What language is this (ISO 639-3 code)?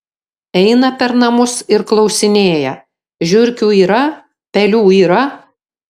lit